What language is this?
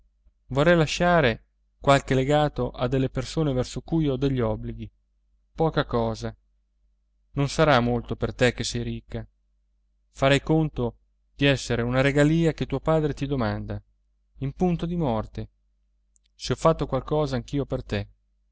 Italian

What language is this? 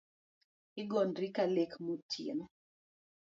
Luo (Kenya and Tanzania)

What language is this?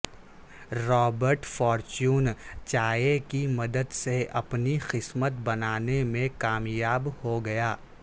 Urdu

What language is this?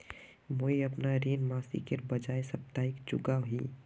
Magahi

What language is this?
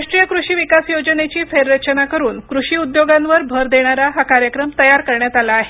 Marathi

